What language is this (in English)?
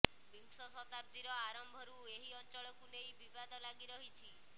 Odia